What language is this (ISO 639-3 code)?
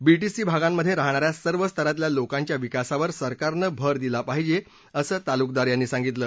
mar